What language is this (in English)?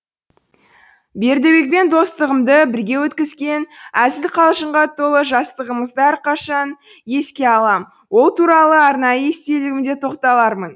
Kazakh